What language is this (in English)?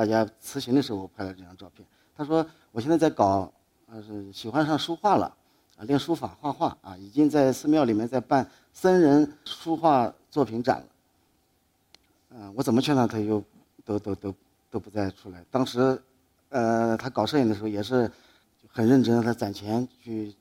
Chinese